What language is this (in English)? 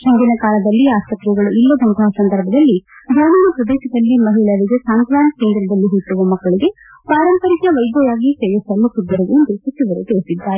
Kannada